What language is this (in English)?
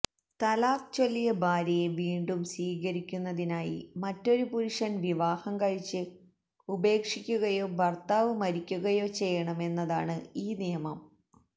Malayalam